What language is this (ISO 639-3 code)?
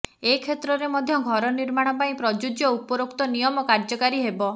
ori